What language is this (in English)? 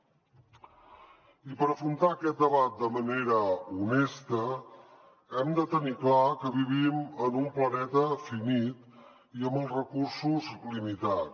Catalan